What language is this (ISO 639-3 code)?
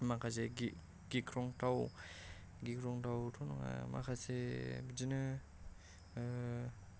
brx